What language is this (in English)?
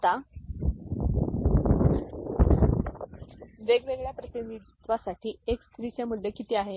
Marathi